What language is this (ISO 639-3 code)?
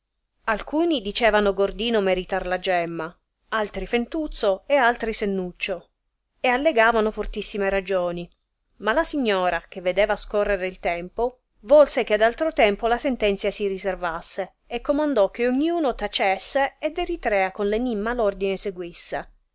ita